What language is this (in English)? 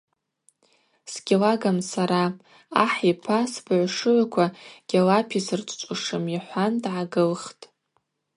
Abaza